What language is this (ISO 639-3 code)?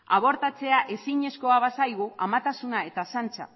eus